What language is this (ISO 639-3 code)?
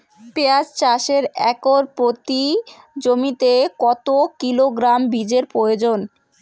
ben